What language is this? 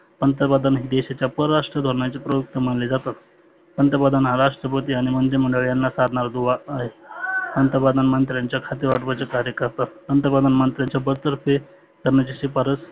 Marathi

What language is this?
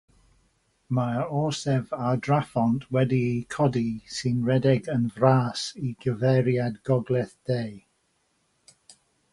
Welsh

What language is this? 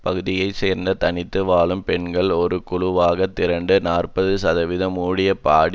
Tamil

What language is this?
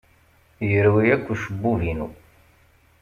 Kabyle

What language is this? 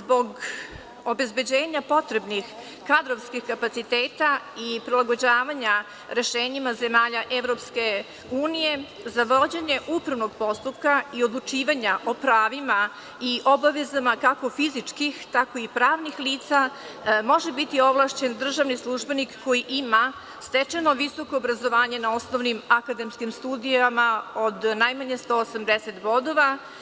Serbian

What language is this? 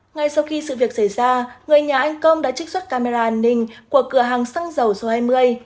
Vietnamese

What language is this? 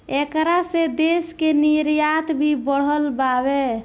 Bhojpuri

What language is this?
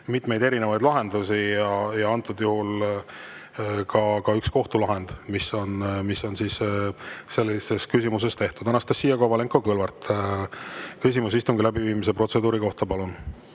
Estonian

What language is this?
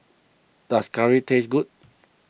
English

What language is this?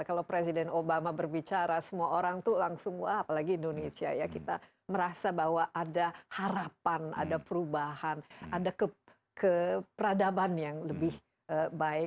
Indonesian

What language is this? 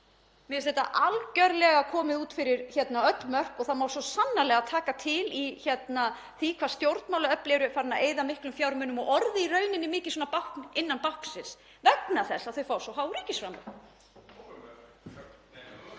Icelandic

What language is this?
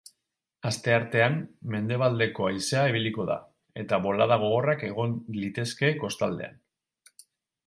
Basque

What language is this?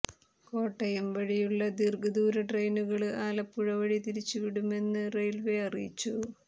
Malayalam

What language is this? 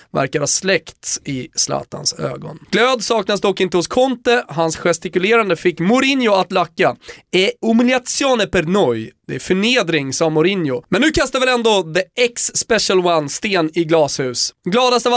Swedish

